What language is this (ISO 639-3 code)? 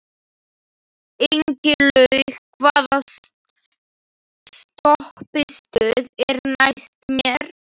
isl